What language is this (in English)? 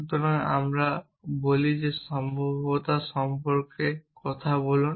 Bangla